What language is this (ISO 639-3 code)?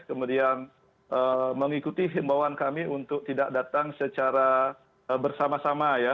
ind